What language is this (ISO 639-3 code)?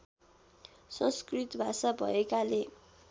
nep